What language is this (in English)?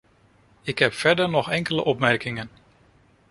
Dutch